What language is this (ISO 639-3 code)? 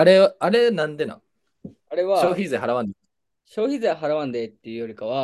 jpn